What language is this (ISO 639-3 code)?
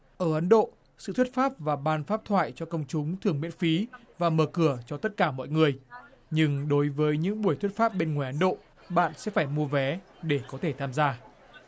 vie